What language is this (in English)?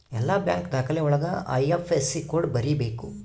Kannada